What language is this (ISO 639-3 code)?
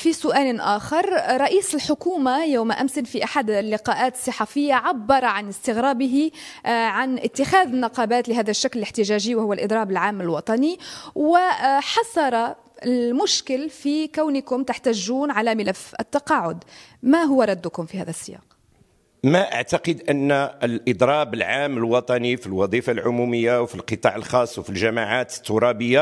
ara